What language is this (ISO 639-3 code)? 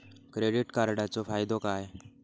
mar